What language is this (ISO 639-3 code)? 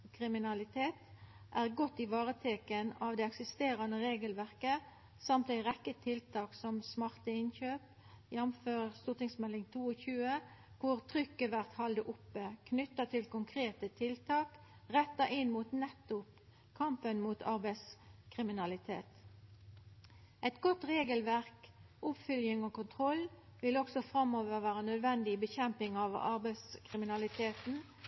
nno